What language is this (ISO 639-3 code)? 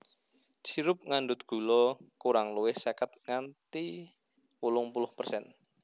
jav